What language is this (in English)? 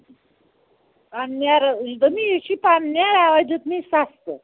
Kashmiri